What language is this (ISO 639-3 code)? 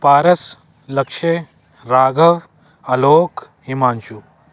pan